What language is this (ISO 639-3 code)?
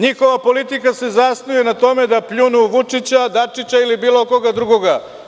srp